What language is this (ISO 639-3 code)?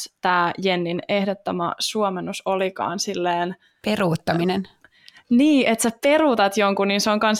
fin